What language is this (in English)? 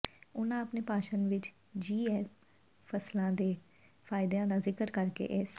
Punjabi